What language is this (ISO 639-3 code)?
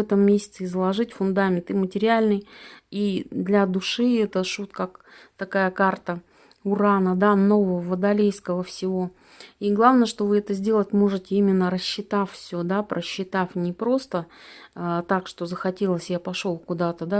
rus